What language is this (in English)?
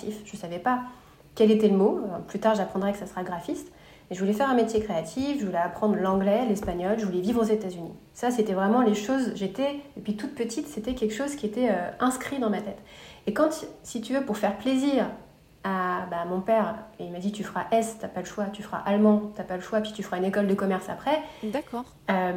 French